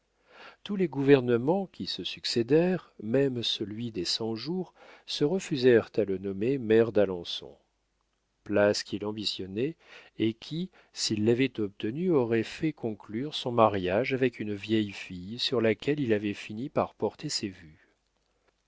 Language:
French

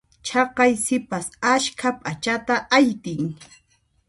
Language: Puno Quechua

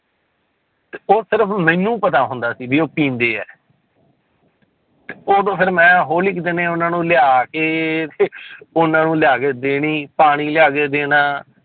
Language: Punjabi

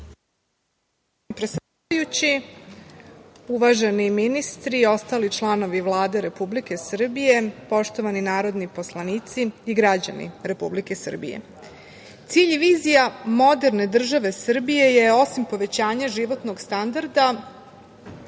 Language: Serbian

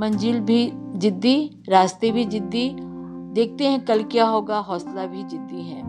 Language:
Hindi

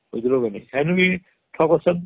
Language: Odia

